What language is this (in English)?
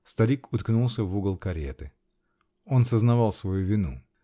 Russian